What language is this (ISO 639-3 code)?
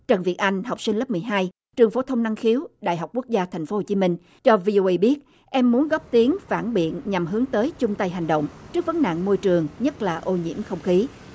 vie